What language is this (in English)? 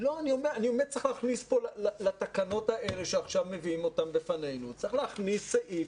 Hebrew